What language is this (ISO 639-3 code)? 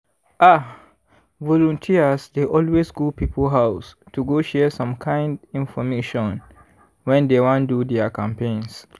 pcm